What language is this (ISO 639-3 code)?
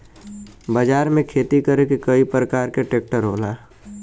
bho